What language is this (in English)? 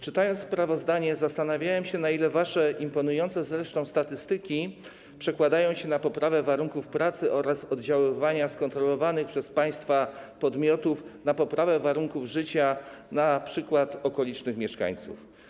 Polish